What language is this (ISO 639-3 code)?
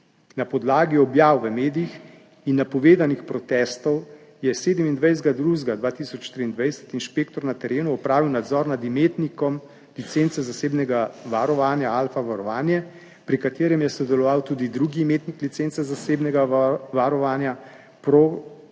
slv